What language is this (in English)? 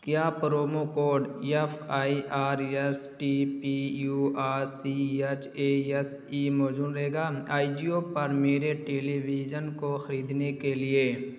Urdu